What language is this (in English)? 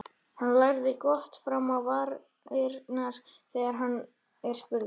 Icelandic